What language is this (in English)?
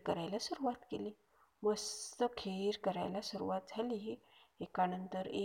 Marathi